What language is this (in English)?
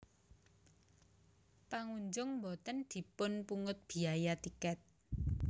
Javanese